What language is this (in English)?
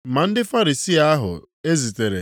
Igbo